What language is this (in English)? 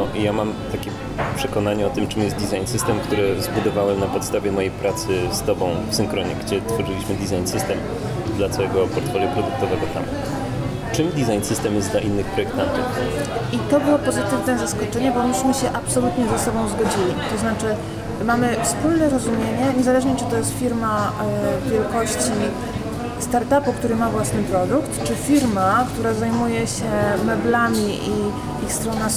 Polish